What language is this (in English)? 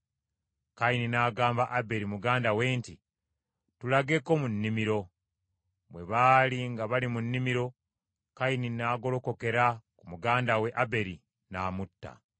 Ganda